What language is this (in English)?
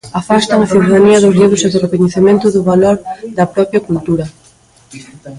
Galician